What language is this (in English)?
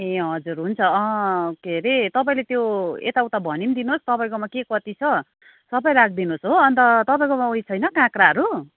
Nepali